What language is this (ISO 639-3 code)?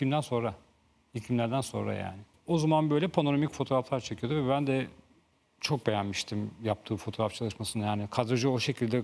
tur